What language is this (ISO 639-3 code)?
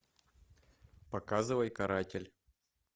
rus